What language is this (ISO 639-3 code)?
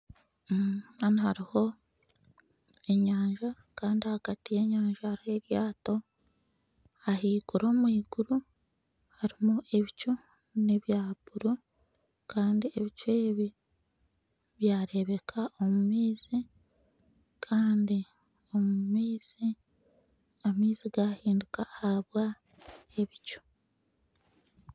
nyn